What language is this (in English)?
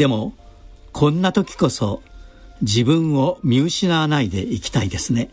Japanese